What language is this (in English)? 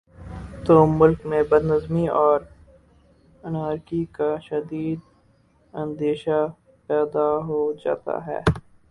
Urdu